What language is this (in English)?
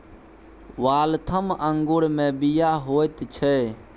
Maithili